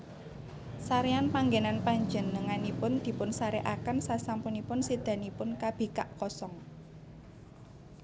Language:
Javanese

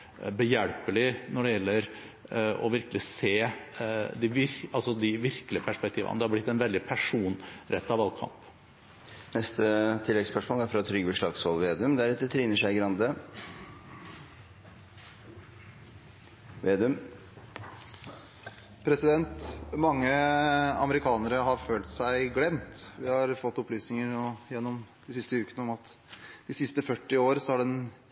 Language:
Norwegian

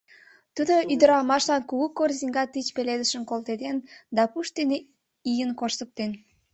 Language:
Mari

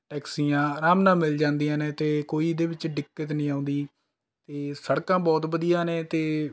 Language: Punjabi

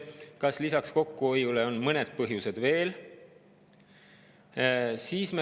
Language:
Estonian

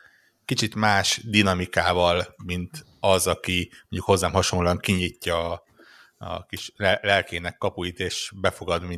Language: Hungarian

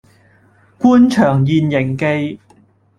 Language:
Cantonese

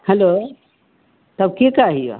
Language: Maithili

